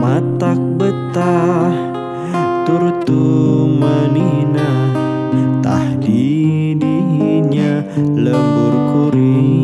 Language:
Indonesian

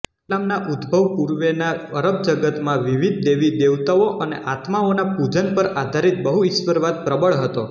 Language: Gujarati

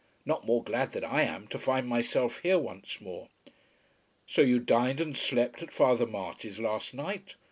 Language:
English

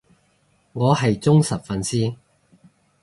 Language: Cantonese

